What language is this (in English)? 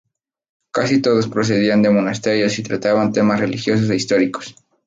Spanish